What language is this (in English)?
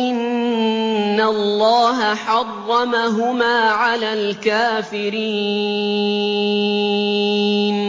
Arabic